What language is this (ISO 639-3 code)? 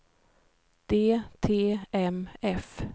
swe